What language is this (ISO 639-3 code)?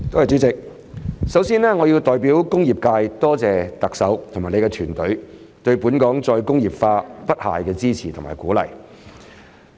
yue